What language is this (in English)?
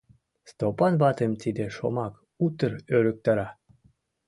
Mari